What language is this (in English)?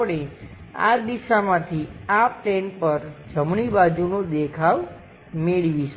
Gujarati